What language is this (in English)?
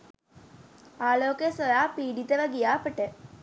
Sinhala